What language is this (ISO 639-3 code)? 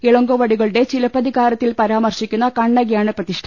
mal